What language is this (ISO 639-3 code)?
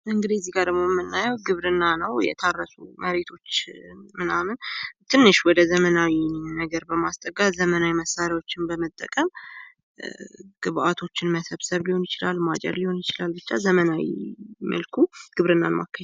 amh